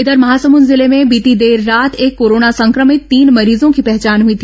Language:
Hindi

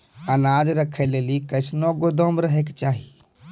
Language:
Maithili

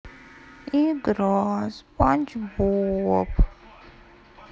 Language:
Russian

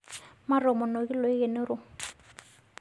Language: Masai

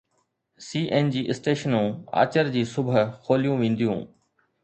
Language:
Sindhi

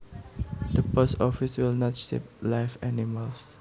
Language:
Javanese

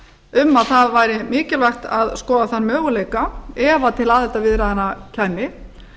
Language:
Icelandic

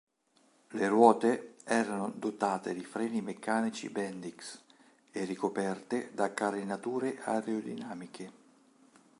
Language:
Italian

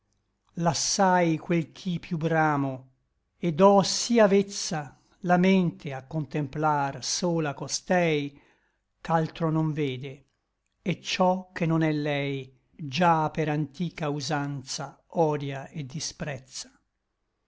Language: Italian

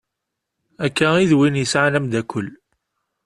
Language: Kabyle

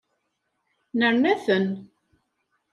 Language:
Kabyle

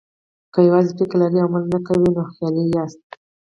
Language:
Pashto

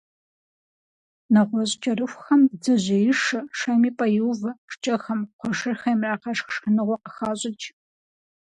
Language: Kabardian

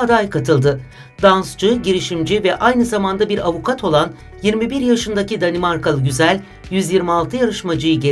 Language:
Turkish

